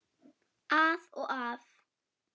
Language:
Icelandic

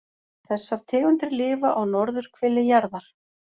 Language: Icelandic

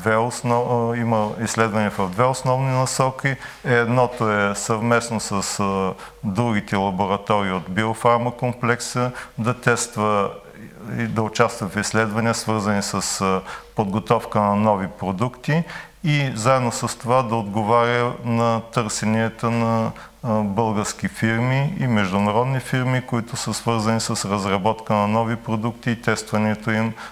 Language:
Bulgarian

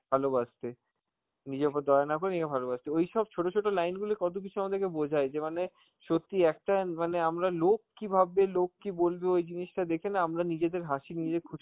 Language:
Bangla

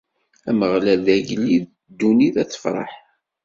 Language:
Kabyle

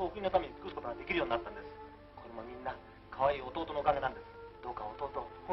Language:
Japanese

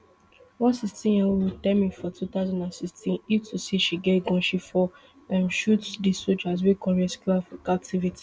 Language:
Nigerian Pidgin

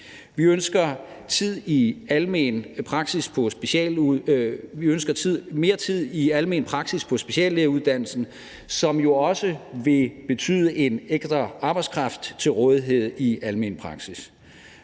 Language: Danish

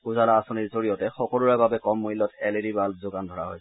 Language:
Assamese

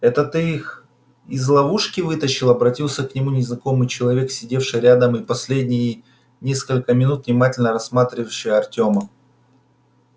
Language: Russian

